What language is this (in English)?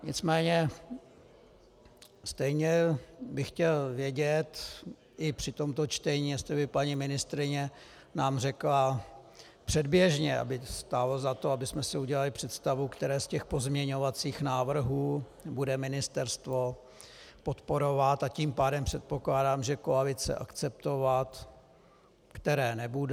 Czech